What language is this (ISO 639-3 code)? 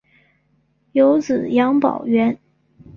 zho